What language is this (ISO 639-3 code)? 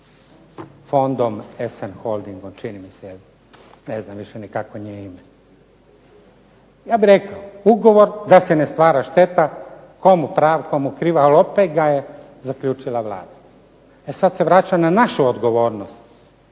hrv